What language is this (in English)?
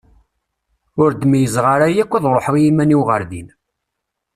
Kabyle